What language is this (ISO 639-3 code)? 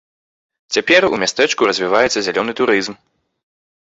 bel